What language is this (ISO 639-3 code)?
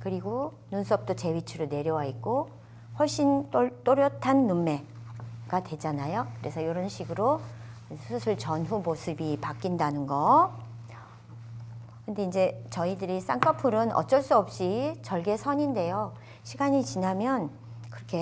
kor